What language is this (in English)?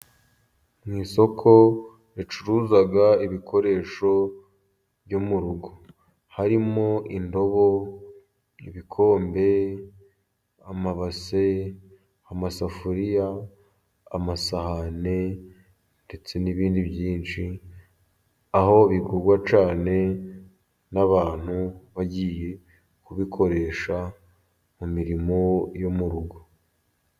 Kinyarwanda